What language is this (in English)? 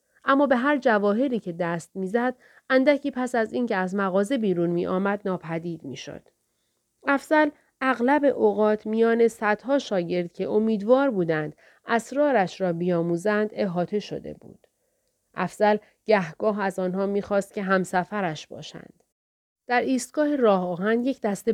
Persian